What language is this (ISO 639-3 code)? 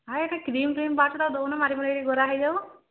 ori